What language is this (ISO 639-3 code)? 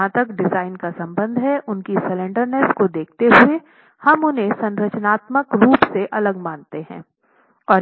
hin